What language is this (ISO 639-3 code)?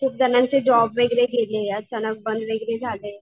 mar